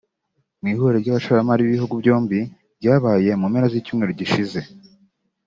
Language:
Kinyarwanda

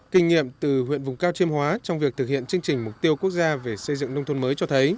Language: Vietnamese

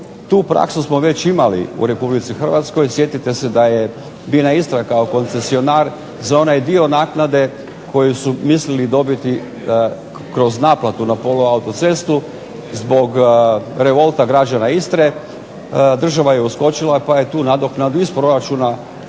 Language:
Croatian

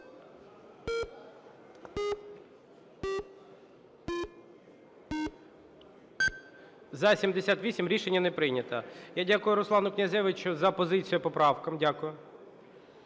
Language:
Ukrainian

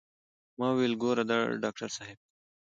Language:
Pashto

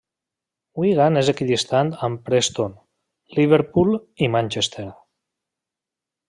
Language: Catalan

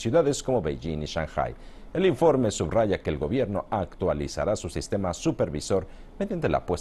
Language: Spanish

